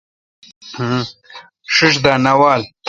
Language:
Kalkoti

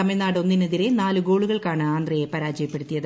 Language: Malayalam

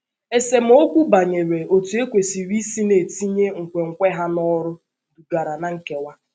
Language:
Igbo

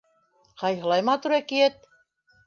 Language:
Bashkir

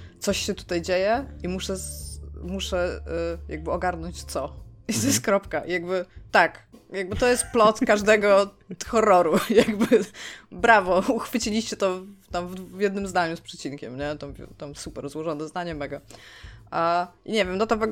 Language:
Polish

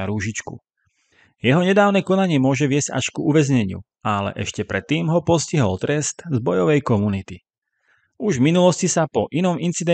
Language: Slovak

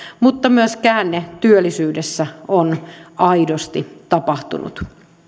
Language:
Finnish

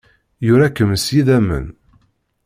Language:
Kabyle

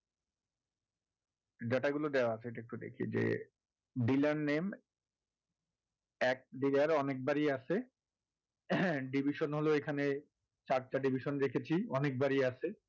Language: Bangla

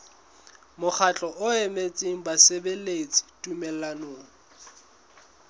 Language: Southern Sotho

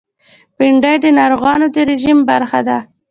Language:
Pashto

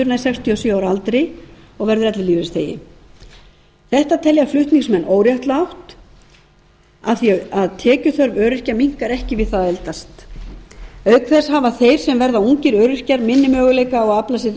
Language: Icelandic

